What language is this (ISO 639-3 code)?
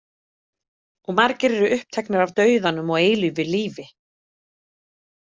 isl